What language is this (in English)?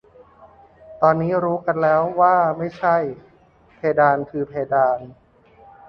Thai